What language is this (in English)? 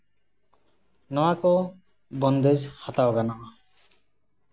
Santali